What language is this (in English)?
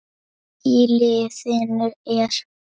Icelandic